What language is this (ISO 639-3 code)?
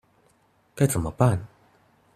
zho